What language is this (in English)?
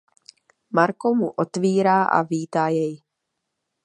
Czech